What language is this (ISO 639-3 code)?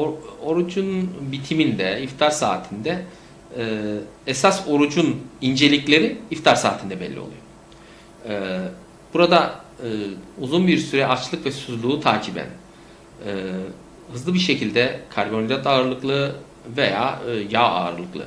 tur